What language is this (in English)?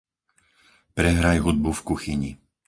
Slovak